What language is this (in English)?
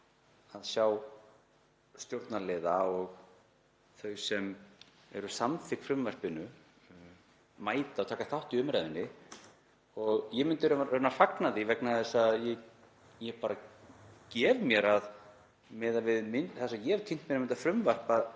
Icelandic